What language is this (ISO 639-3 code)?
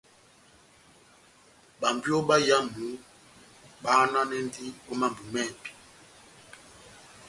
bnm